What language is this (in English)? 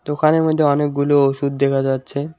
Bangla